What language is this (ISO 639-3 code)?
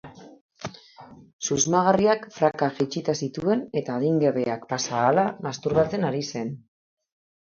eus